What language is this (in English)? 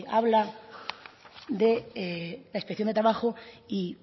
Spanish